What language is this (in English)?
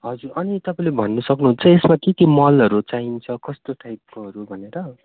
Nepali